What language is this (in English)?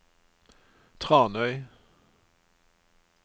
Norwegian